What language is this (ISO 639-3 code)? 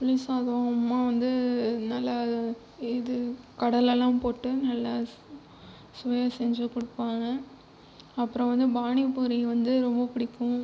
tam